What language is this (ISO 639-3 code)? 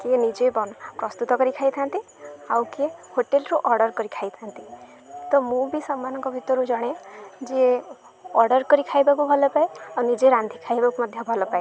ori